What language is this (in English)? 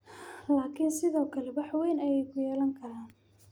Somali